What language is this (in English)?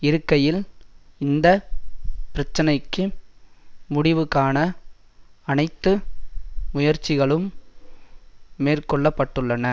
Tamil